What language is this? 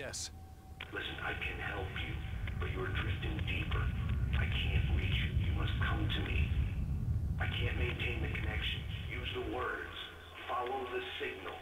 Russian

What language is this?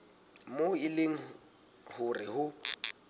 Southern Sotho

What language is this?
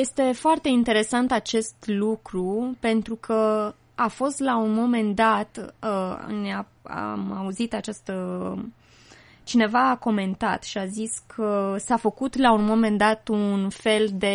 Romanian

